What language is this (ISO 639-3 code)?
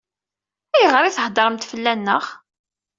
kab